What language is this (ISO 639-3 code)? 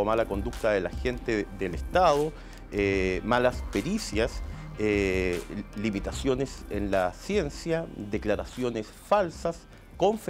spa